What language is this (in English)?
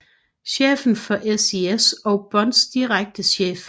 Danish